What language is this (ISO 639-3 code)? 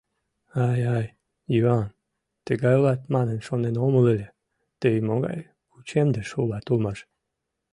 chm